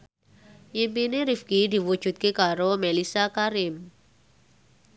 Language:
Javanese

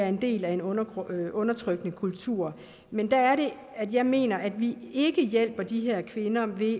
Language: Danish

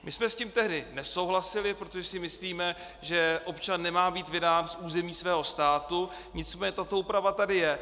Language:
Czech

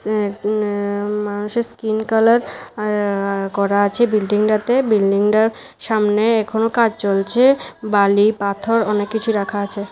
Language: Bangla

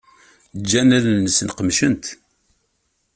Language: Kabyle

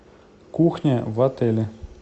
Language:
Russian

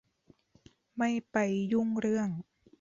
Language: Thai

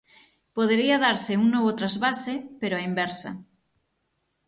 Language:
Galician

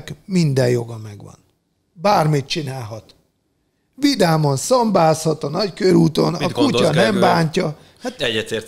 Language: Hungarian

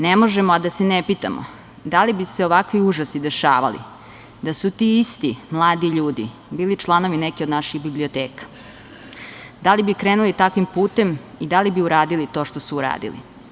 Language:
Serbian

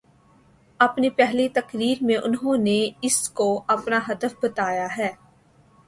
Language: Urdu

